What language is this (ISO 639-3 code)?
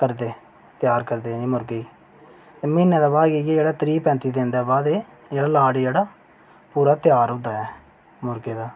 doi